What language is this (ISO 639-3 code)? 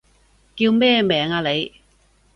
yue